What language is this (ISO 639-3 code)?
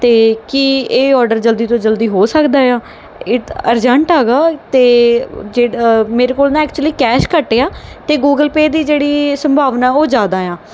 pan